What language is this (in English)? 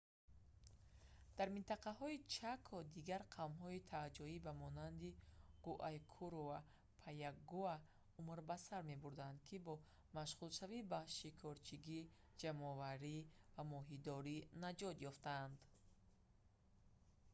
Tajik